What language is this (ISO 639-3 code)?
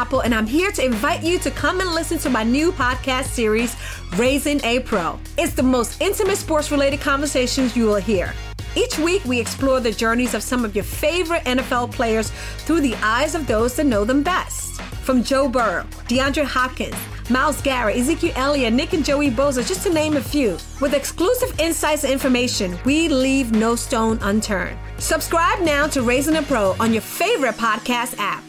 hin